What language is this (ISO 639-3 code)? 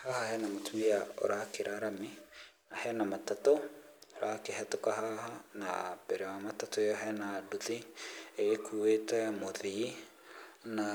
kik